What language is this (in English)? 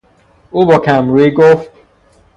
Persian